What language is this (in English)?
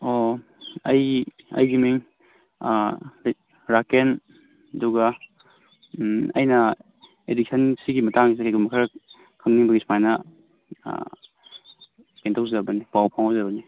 Manipuri